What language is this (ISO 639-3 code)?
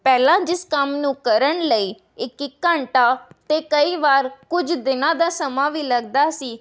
pan